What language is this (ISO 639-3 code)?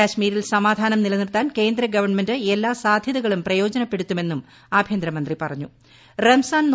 mal